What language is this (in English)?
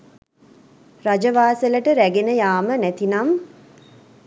Sinhala